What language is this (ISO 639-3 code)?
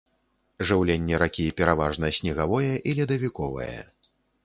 bel